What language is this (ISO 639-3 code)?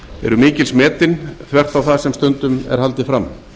isl